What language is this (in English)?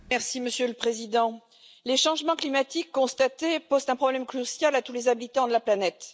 French